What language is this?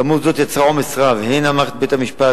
Hebrew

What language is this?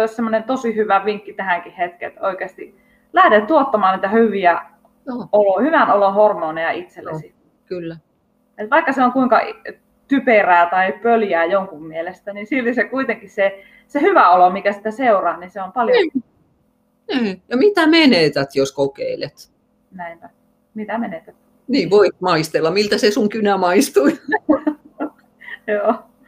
Finnish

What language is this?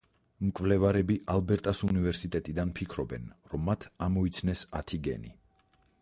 Georgian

